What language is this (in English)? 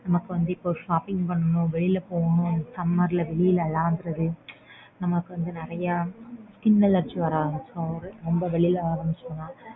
Tamil